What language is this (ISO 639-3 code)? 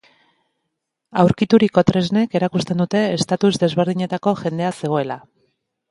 eus